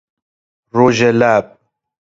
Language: Persian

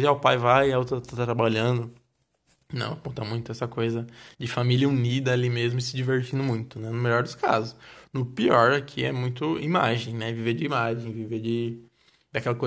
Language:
Portuguese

